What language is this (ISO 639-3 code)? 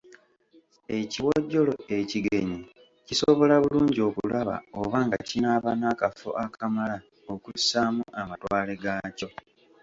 lug